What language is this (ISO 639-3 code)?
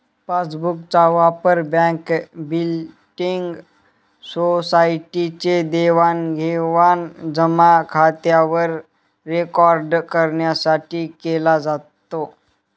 mar